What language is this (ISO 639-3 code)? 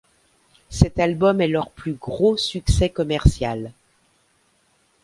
fra